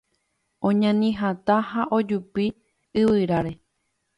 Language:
Guarani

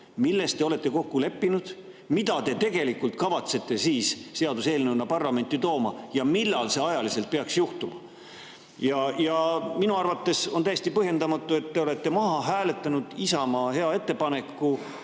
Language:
Estonian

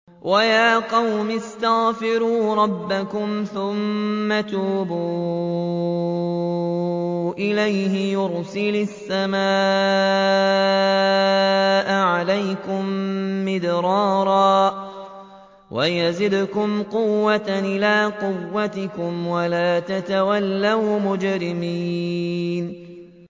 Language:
Arabic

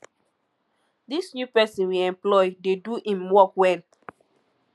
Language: Nigerian Pidgin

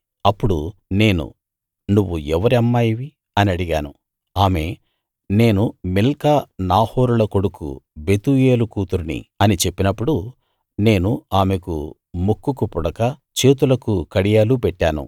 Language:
Telugu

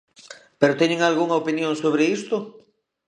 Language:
Galician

